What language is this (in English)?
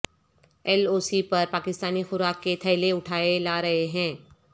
Urdu